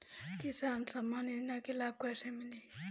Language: Bhojpuri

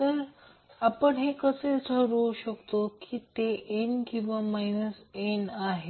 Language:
Marathi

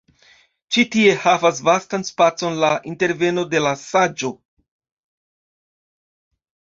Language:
Esperanto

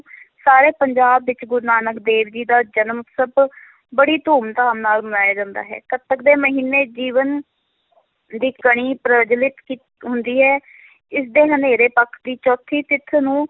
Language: Punjabi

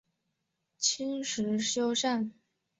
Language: Chinese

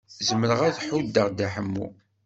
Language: Kabyle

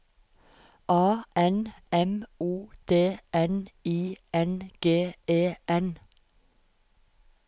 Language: Norwegian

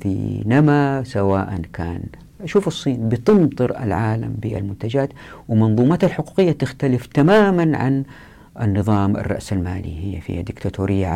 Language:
Arabic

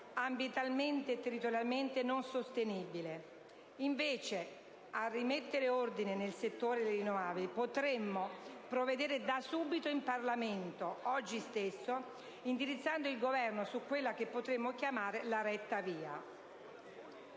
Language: Italian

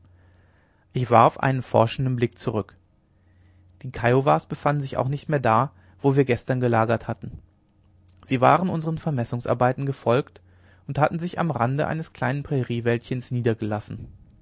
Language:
German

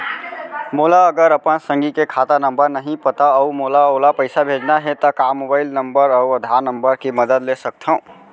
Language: Chhattisgarhi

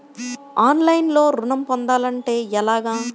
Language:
Telugu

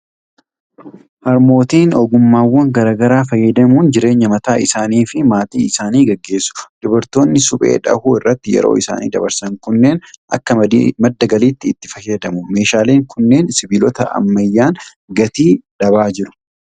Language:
Oromo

